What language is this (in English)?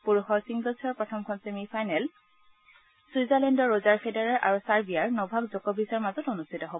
Assamese